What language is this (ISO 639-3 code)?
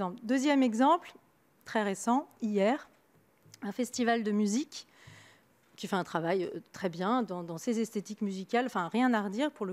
fra